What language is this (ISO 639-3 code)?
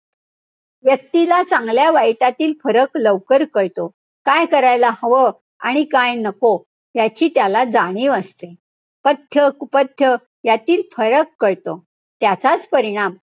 mar